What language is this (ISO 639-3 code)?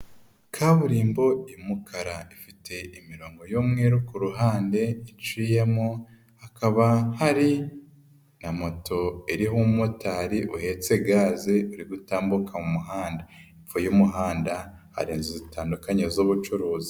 kin